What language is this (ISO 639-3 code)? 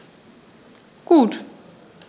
deu